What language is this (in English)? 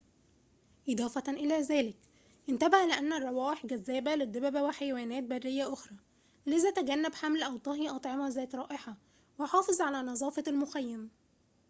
Arabic